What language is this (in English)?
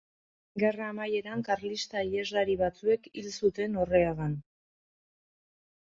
Basque